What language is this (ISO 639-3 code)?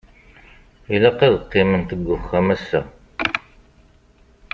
kab